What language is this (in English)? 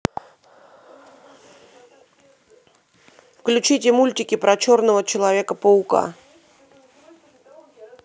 Russian